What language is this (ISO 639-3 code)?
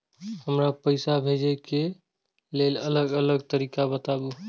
mai